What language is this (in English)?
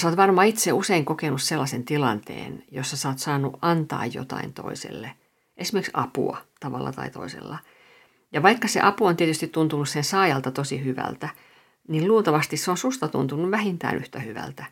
Finnish